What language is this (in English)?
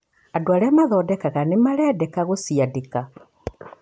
Kikuyu